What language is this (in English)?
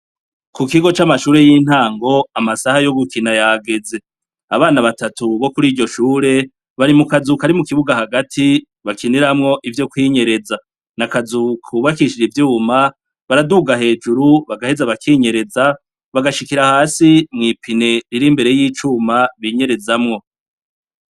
Rundi